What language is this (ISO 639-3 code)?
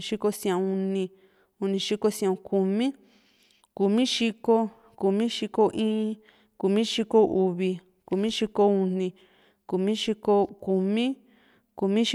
vmc